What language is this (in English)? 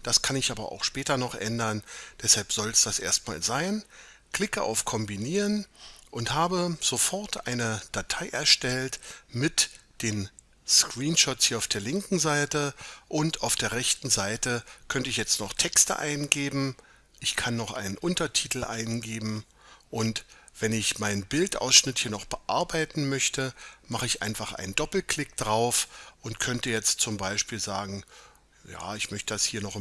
German